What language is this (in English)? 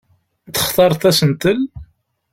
Kabyle